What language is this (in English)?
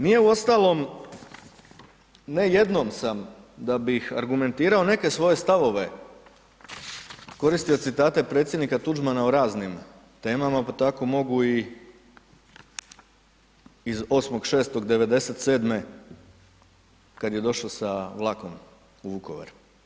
Croatian